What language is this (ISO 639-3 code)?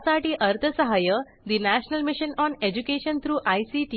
mar